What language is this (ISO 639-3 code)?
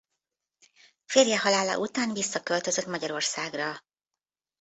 hun